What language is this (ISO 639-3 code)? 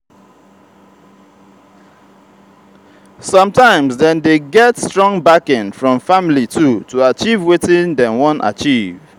pcm